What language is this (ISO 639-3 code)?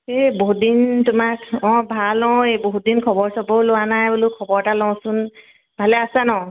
asm